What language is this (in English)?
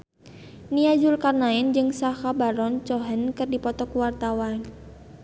Sundanese